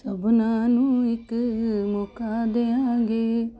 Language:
Punjabi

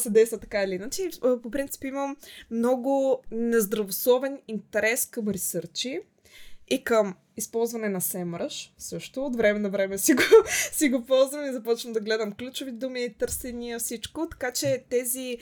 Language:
Bulgarian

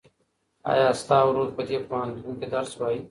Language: Pashto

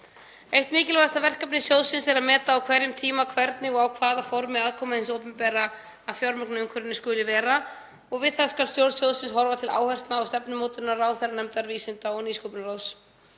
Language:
Icelandic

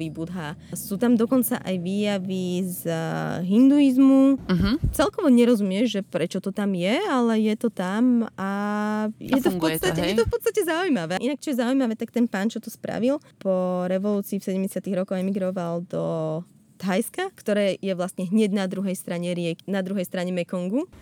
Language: Slovak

